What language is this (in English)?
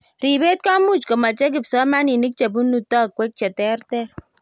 Kalenjin